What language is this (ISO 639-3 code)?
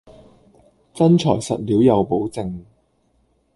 yue